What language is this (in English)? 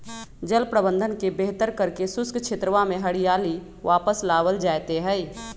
Magahi